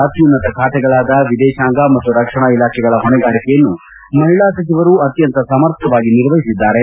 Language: Kannada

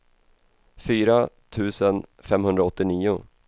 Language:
Swedish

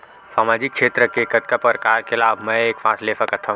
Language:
Chhattisgarhi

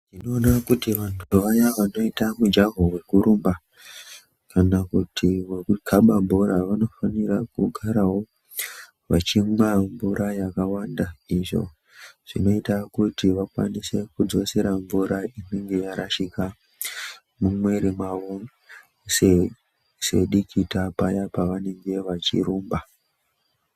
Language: Ndau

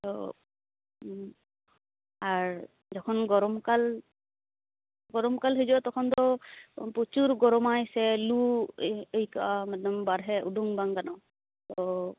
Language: Santali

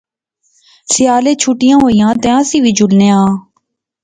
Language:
Pahari-Potwari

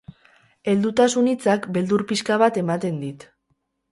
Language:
Basque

